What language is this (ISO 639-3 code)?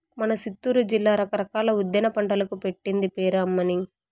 tel